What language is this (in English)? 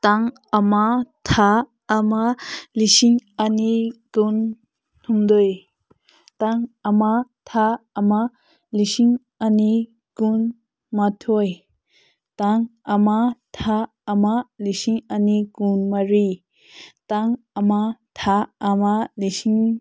Manipuri